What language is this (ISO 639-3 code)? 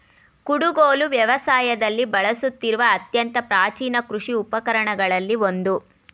kan